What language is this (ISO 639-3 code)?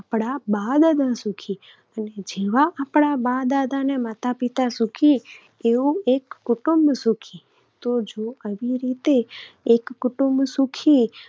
guj